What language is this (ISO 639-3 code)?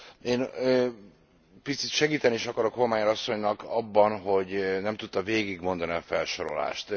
hun